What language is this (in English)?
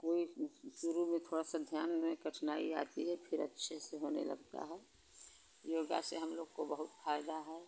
Hindi